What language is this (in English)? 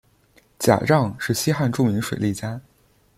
Chinese